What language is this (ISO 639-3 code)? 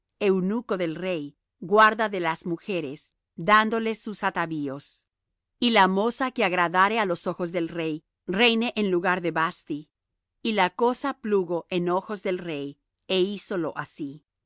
spa